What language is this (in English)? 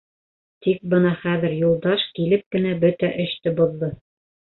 Bashkir